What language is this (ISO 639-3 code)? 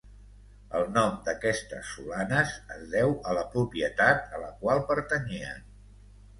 cat